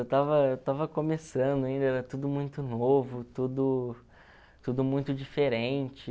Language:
Portuguese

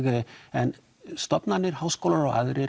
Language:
Icelandic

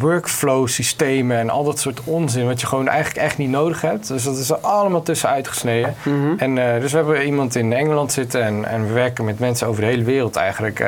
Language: Dutch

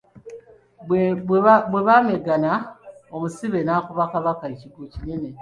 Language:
Ganda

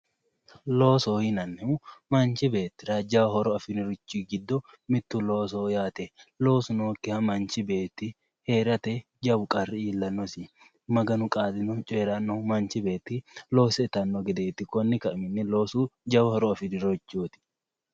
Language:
Sidamo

